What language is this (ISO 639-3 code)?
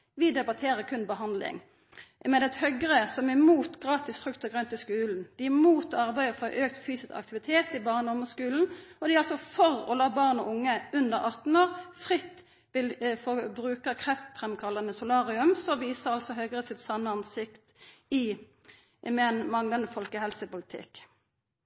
nno